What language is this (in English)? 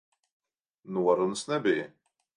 Latvian